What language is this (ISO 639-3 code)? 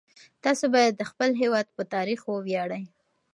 pus